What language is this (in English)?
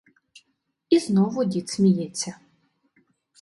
Ukrainian